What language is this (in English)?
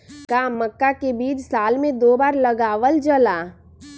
Magahi